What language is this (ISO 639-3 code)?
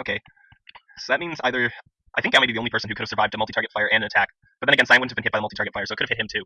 eng